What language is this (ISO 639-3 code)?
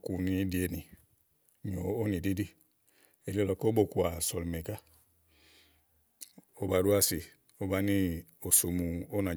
ahl